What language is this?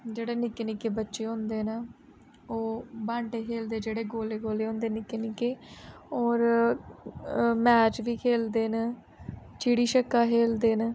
Dogri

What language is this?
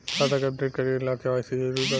Bhojpuri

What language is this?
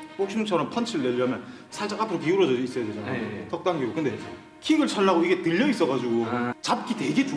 Korean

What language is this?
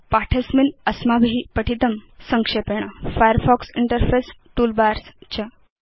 Sanskrit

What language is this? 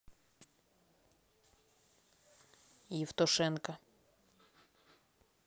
Russian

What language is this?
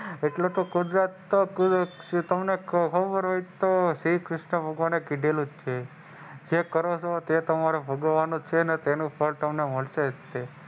Gujarati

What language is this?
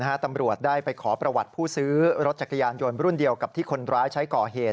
Thai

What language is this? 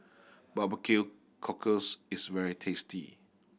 English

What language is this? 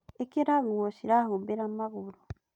Kikuyu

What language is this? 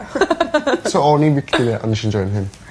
Welsh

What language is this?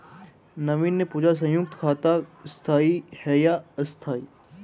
Hindi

